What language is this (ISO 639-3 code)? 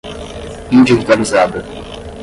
por